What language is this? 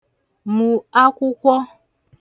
Igbo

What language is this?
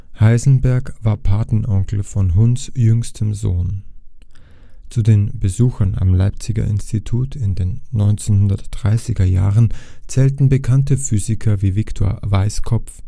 German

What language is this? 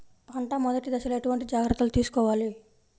Telugu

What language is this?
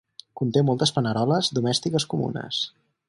Catalan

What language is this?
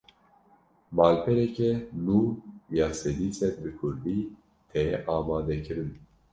Kurdish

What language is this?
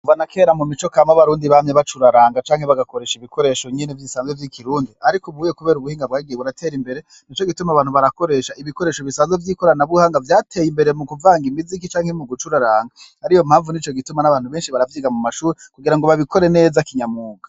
Rundi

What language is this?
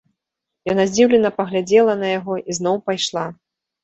Belarusian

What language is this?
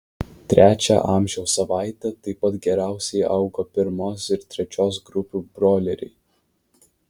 Lithuanian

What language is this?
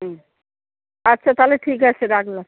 Bangla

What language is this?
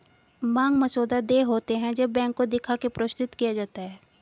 Hindi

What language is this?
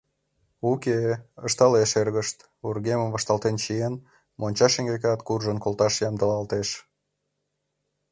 Mari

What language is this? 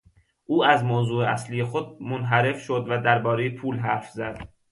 Persian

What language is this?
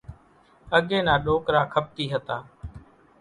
Kachi Koli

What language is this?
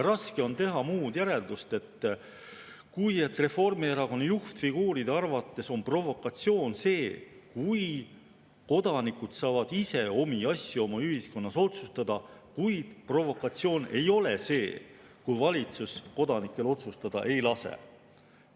Estonian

